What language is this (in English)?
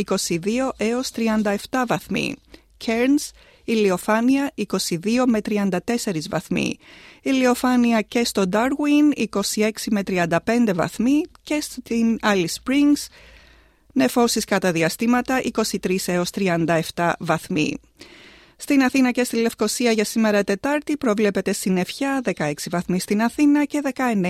Greek